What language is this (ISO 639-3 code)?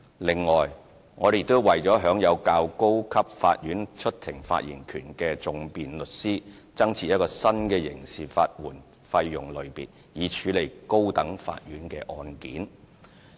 yue